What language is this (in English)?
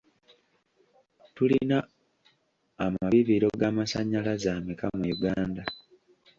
Ganda